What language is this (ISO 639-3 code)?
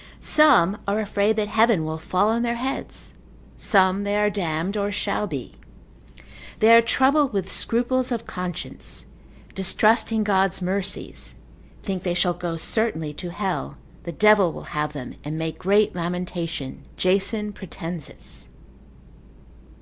eng